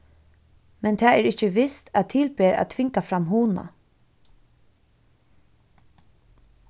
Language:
Faroese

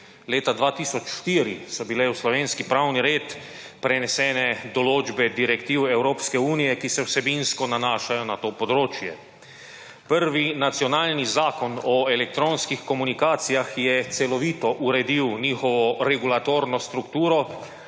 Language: Slovenian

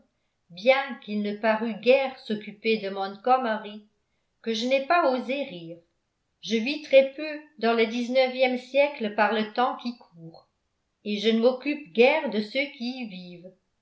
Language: French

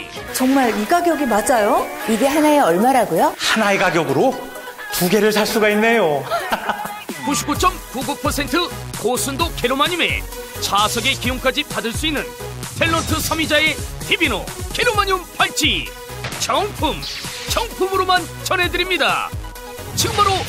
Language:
Korean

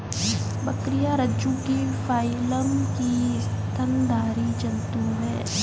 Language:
Hindi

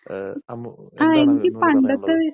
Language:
Malayalam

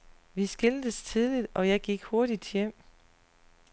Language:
Danish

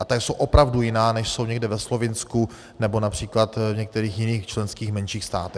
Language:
Czech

